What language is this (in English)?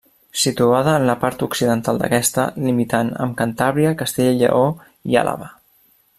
Catalan